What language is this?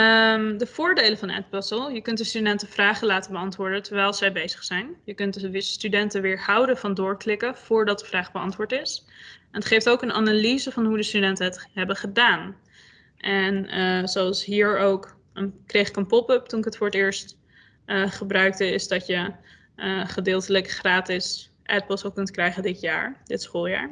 Dutch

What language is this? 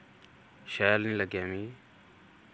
Dogri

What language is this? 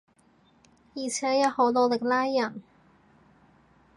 Cantonese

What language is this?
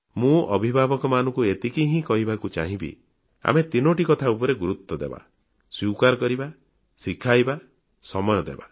Odia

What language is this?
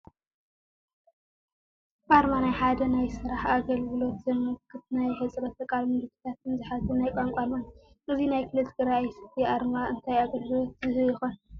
Tigrinya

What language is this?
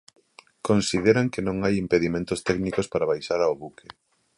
Galician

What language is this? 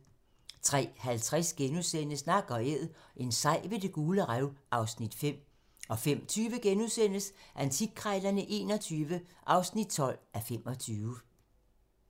Danish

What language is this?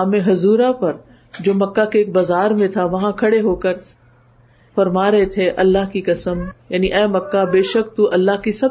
Urdu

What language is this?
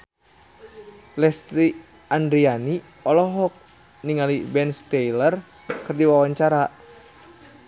Sundanese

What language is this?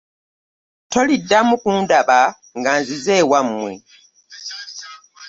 Ganda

